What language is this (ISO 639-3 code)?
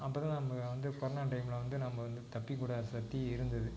tam